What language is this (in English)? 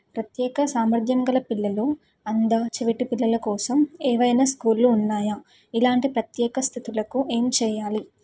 Telugu